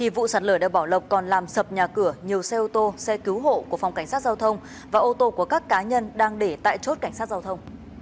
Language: Vietnamese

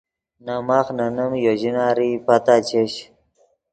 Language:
Yidgha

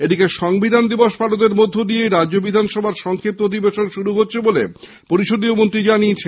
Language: Bangla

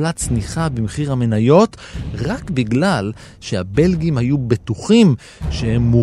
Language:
Hebrew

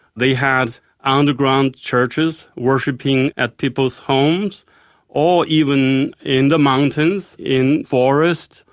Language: English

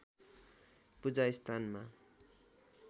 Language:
Nepali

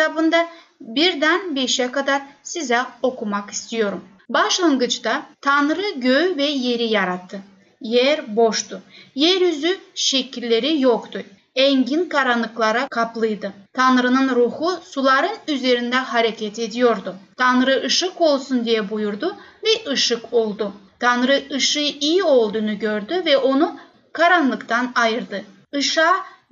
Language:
Turkish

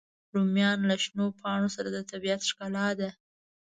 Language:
Pashto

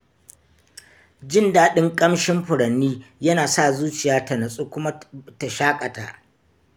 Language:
Hausa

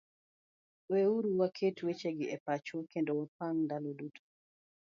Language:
Luo (Kenya and Tanzania)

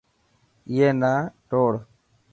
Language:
Dhatki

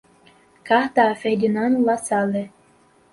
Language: Portuguese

